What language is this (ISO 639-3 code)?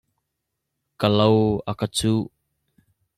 cnh